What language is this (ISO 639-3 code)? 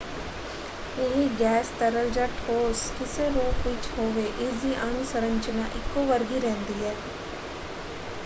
pan